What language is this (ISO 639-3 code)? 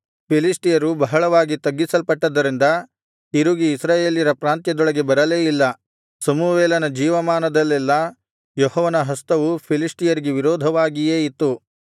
kan